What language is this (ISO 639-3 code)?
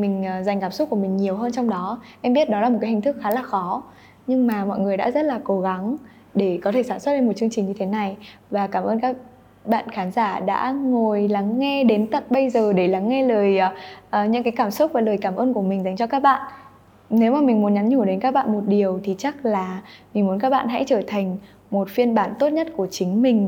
vie